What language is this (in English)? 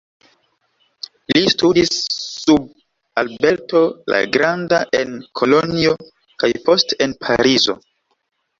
Esperanto